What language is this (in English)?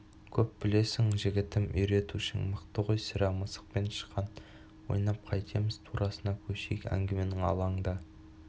Kazakh